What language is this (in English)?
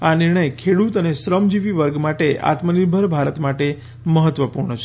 Gujarati